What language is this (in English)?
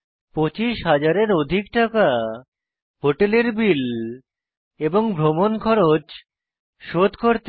Bangla